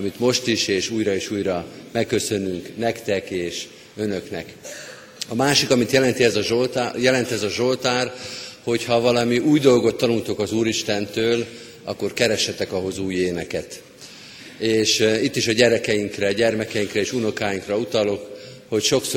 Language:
Hungarian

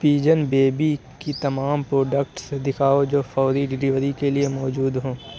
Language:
Urdu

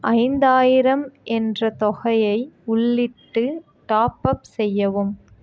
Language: Tamil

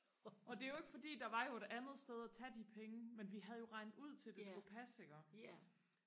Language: Danish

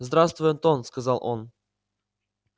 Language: Russian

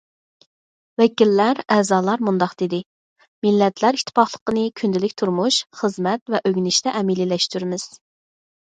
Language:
Uyghur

